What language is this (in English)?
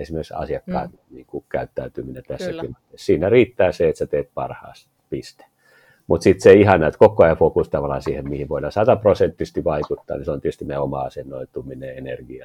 Finnish